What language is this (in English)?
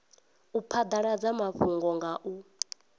Venda